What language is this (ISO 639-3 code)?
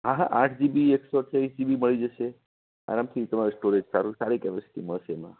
guj